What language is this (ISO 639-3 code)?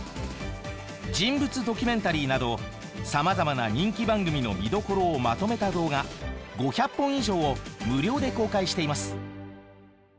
jpn